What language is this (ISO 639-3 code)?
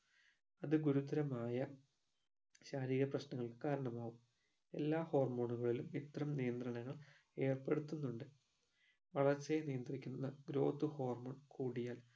mal